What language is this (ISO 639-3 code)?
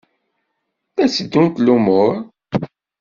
kab